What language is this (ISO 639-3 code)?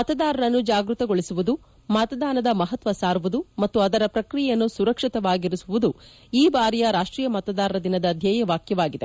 kan